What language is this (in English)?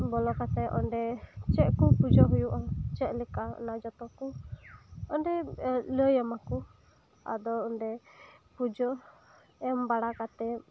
Santali